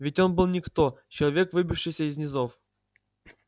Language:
Russian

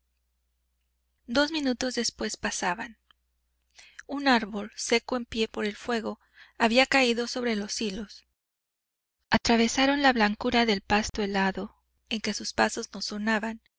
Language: Spanish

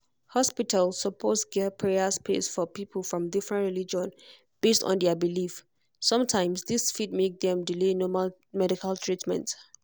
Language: Nigerian Pidgin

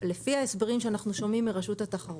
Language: Hebrew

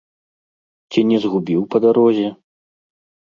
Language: Belarusian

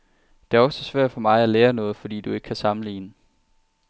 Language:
Danish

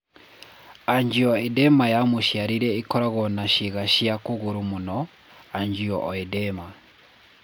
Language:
Kikuyu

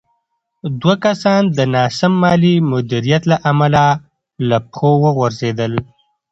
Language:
Pashto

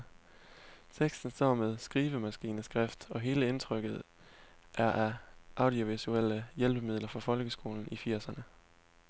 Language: Danish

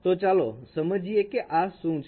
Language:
Gujarati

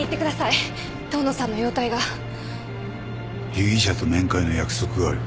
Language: Japanese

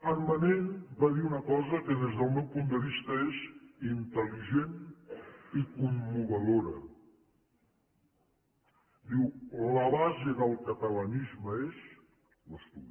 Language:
Catalan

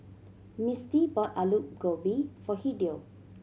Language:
English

